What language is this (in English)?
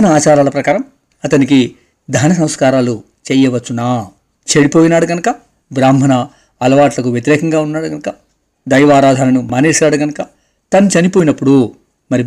Telugu